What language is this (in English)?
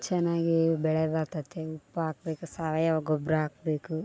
Kannada